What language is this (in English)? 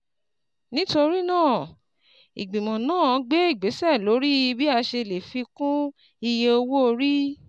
Yoruba